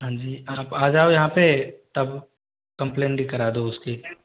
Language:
Hindi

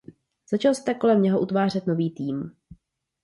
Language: Czech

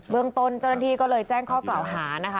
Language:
Thai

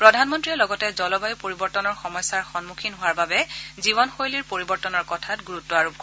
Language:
Assamese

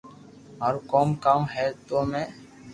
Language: Loarki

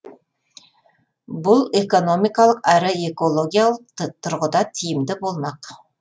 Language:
Kazakh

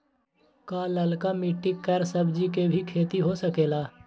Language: Magahi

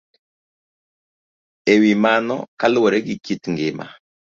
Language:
Luo (Kenya and Tanzania)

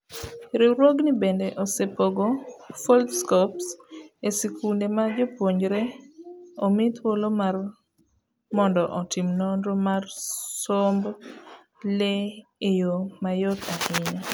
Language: Luo (Kenya and Tanzania)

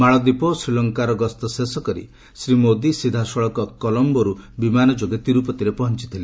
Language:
Odia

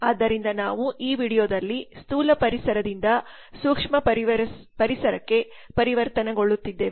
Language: Kannada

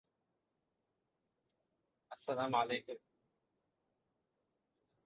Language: Divehi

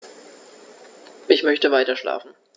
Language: German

